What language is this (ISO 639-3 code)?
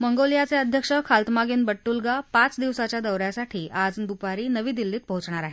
mar